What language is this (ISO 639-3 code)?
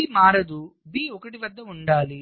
tel